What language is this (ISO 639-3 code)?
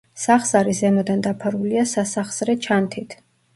kat